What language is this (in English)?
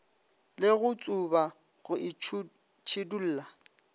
Northern Sotho